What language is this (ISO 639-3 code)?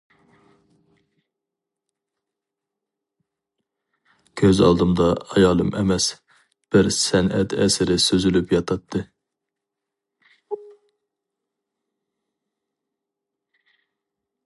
uig